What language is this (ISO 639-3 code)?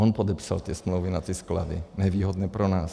ces